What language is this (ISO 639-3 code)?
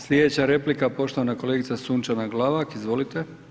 hrv